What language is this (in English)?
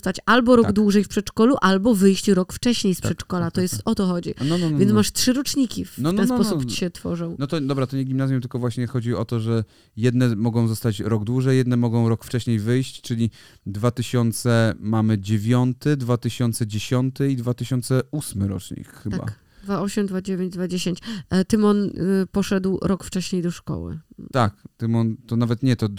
Polish